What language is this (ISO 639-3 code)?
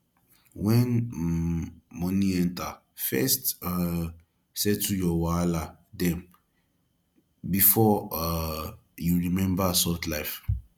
pcm